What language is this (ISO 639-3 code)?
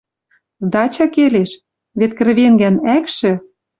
mrj